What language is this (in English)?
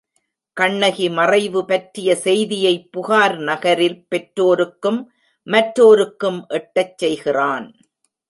Tamil